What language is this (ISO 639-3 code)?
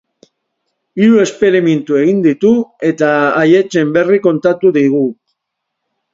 eus